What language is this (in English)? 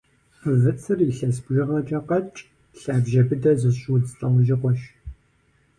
Kabardian